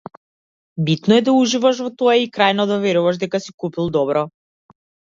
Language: Macedonian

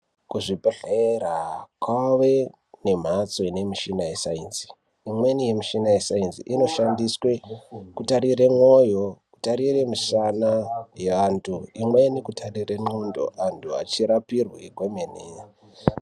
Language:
Ndau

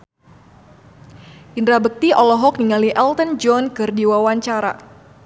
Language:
Sundanese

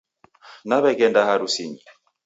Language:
Taita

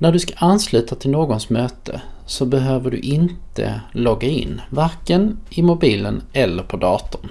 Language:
Swedish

